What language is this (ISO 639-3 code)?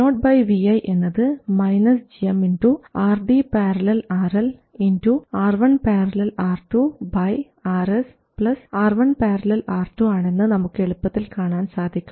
mal